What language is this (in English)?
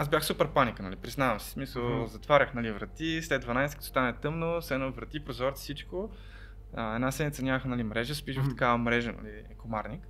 Bulgarian